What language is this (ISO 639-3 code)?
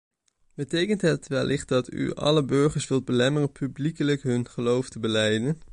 nld